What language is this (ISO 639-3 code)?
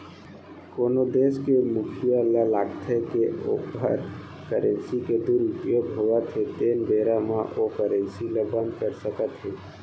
hne